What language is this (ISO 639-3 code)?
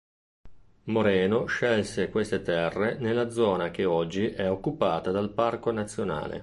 ita